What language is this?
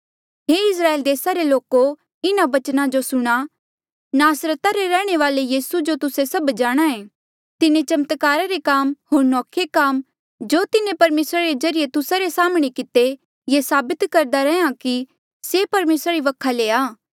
Mandeali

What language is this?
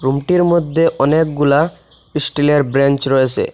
Bangla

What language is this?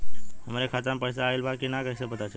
Bhojpuri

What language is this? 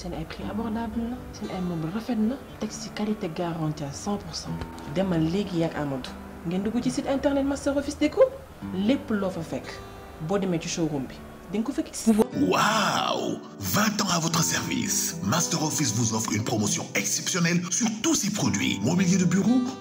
French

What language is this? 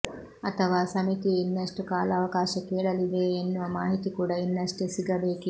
Kannada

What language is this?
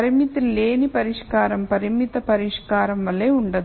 Telugu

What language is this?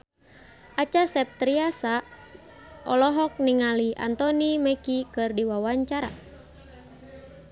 Sundanese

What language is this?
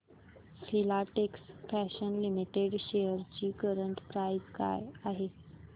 Marathi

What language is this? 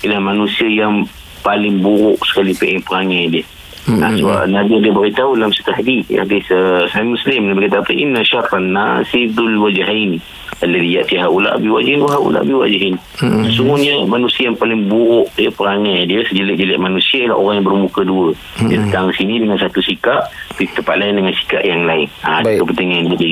Malay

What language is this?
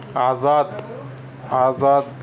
Urdu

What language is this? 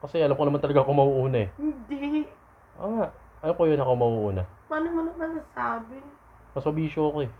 Filipino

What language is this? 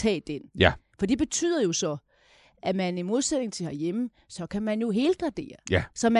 Danish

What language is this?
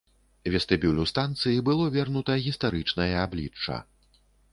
Belarusian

